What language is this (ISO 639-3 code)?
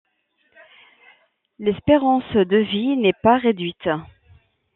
fra